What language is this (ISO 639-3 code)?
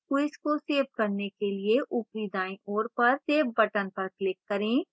hin